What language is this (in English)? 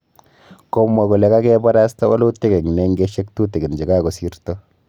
Kalenjin